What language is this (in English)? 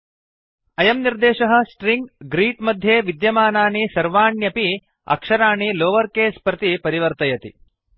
Sanskrit